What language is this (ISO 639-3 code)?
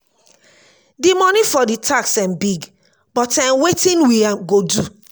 pcm